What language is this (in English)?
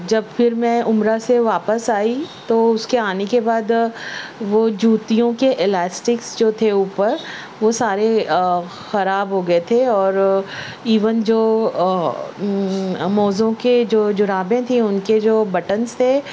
Urdu